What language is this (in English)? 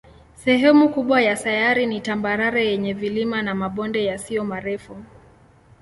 Swahili